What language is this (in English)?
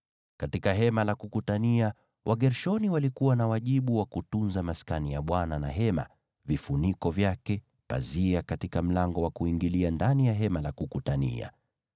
Swahili